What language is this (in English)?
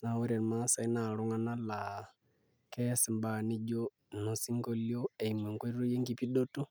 Masai